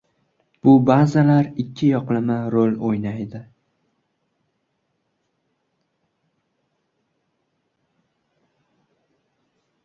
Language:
Uzbek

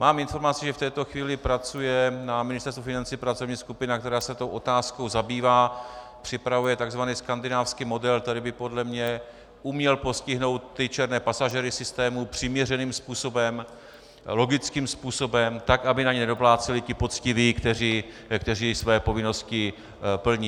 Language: Czech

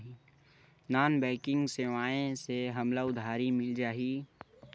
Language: Chhattisgarhi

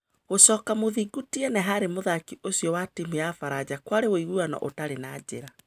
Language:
Kikuyu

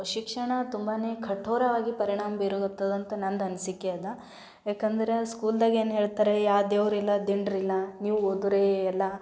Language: Kannada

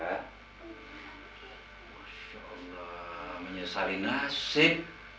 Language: Indonesian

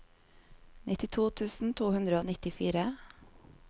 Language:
Norwegian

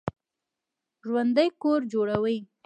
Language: Pashto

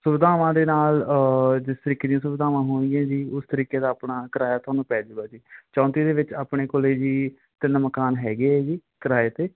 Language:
Punjabi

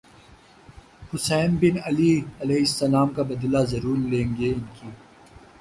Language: Urdu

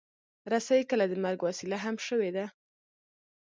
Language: Pashto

